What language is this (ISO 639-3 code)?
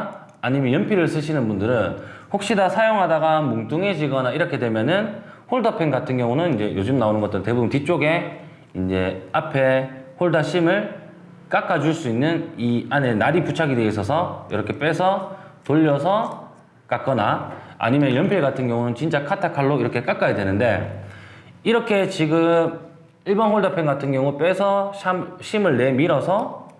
kor